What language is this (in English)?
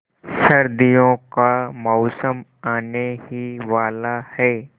Hindi